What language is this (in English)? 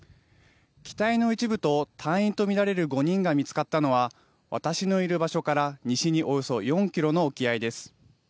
Japanese